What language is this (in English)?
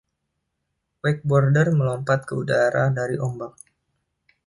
Indonesian